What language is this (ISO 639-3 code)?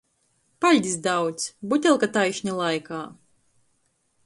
ltg